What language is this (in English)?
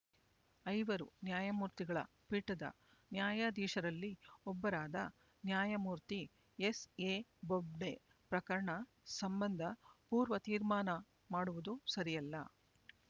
Kannada